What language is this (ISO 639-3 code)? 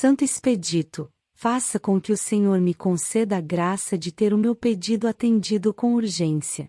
por